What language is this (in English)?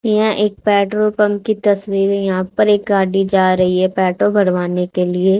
Hindi